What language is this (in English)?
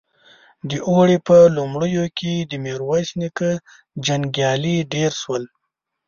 Pashto